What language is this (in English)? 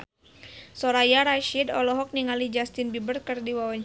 Sundanese